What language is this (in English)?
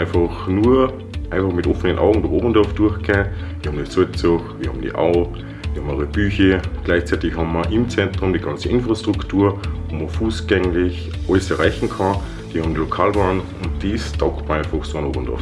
German